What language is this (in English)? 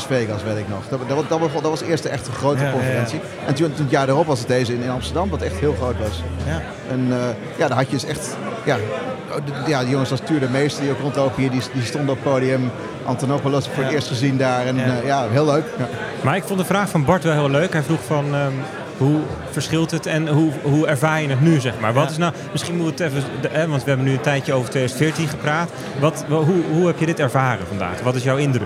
Dutch